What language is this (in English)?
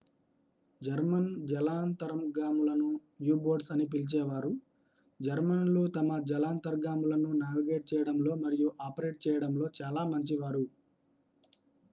Telugu